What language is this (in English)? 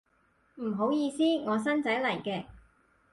Cantonese